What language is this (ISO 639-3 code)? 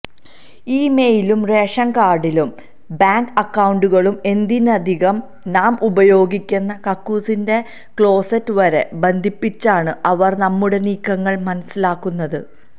mal